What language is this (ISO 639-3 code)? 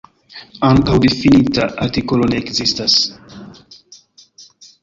epo